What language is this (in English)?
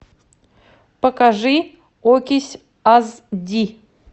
Russian